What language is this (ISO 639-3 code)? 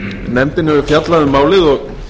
isl